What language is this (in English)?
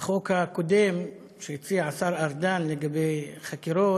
Hebrew